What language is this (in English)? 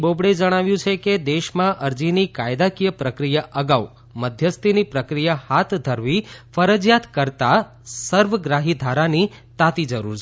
Gujarati